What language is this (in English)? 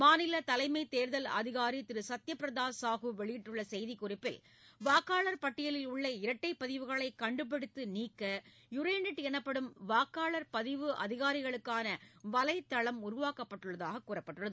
Tamil